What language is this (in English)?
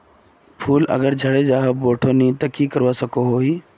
Magahi